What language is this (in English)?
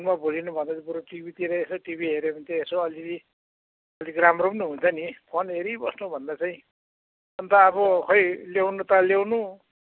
Nepali